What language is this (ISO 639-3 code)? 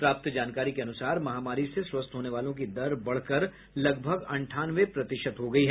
hin